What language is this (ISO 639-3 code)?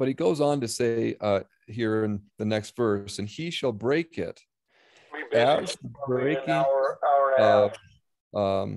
eng